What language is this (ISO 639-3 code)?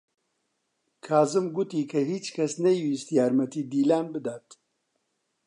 ckb